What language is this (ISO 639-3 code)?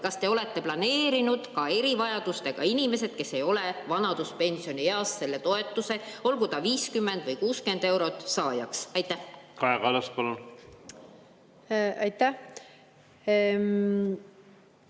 est